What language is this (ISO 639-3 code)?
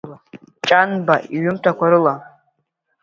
abk